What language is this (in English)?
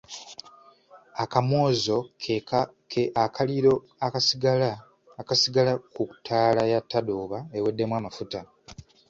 Ganda